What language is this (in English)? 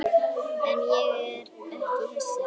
Icelandic